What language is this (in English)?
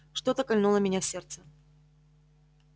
Russian